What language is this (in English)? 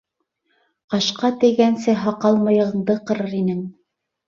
Bashkir